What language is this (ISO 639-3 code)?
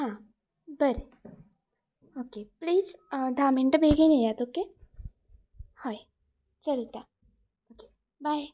kok